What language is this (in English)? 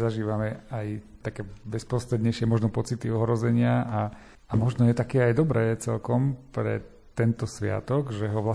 Slovak